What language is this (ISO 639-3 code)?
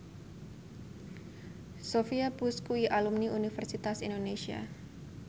jav